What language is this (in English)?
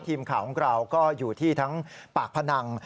Thai